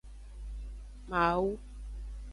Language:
Aja (Benin)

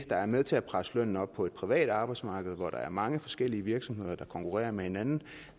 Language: Danish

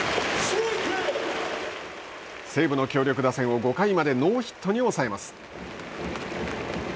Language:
Japanese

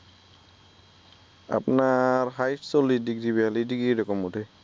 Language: Bangla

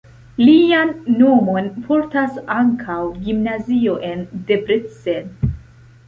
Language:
Esperanto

